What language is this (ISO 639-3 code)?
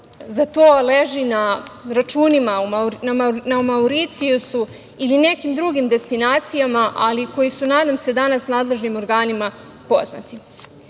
srp